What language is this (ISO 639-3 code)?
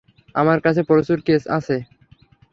ben